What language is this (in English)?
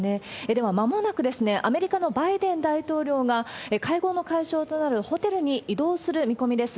Japanese